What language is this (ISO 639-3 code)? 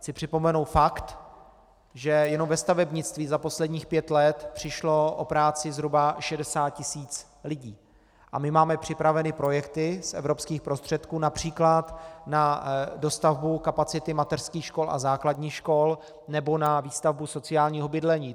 ces